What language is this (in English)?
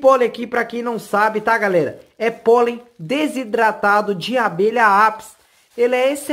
Portuguese